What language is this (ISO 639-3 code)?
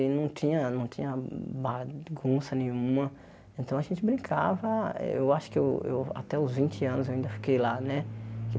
por